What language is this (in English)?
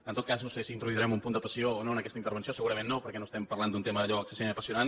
Catalan